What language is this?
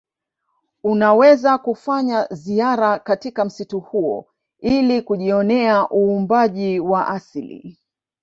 Swahili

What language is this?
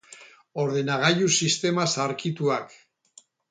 Basque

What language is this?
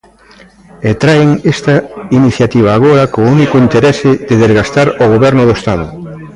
Galician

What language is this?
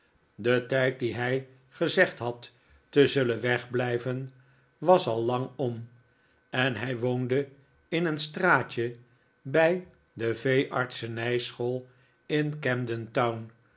Dutch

